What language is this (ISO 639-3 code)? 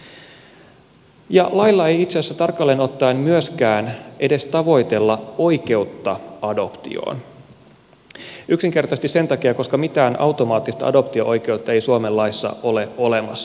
fin